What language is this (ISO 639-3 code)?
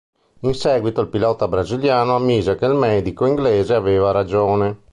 ita